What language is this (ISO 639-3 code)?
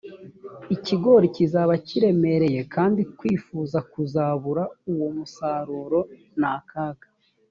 kin